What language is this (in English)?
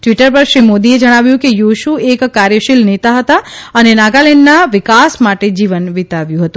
Gujarati